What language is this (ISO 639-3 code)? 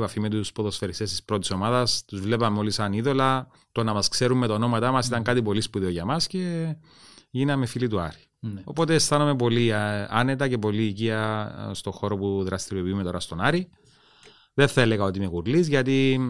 ell